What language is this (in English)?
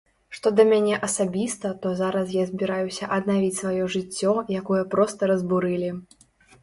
Belarusian